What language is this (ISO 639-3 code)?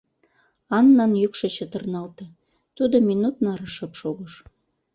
chm